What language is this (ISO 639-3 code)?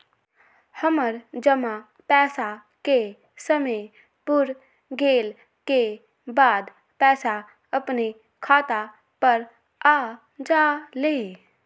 mag